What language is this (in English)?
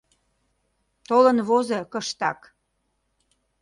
Mari